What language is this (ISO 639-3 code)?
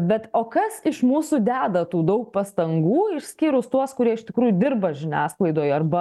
lit